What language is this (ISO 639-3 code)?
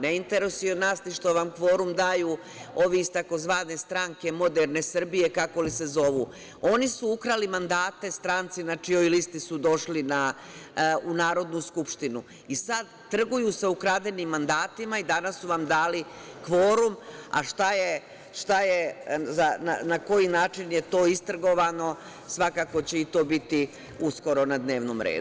srp